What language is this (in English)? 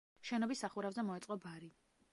Georgian